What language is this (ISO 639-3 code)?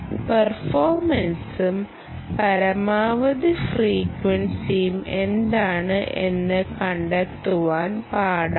mal